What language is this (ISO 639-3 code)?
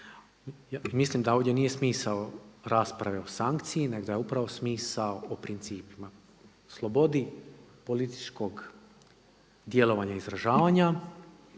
hrv